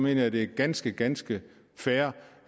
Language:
Danish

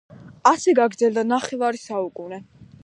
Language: Georgian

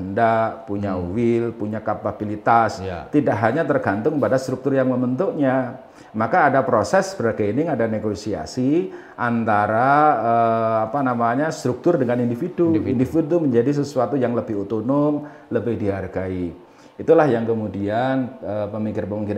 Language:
Indonesian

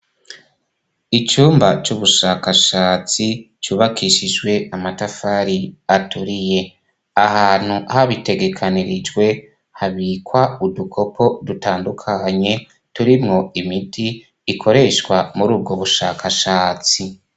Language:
Rundi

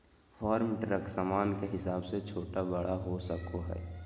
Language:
Magahi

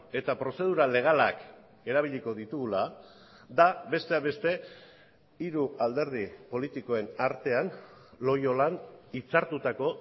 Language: Basque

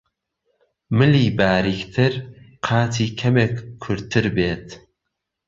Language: Central Kurdish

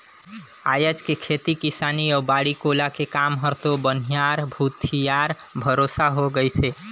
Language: Chhattisgarhi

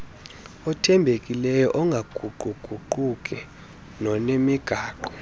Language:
Xhosa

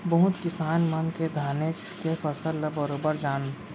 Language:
Chhattisgarhi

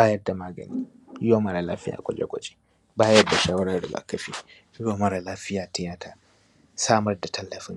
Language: Hausa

